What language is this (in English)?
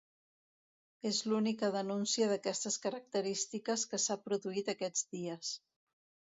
Catalan